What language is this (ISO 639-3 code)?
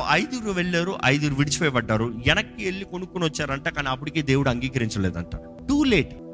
tel